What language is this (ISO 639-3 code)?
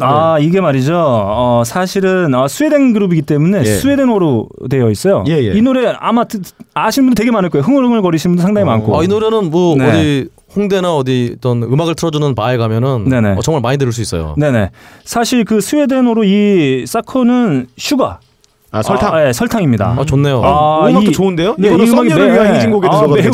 kor